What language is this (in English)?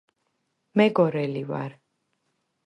Georgian